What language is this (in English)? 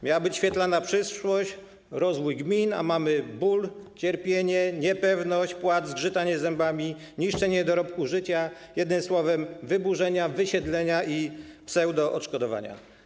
Polish